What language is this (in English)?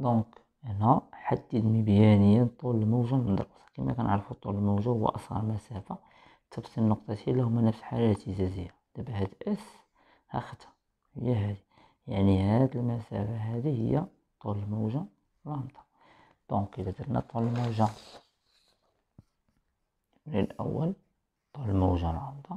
Arabic